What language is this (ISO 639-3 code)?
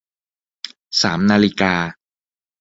tha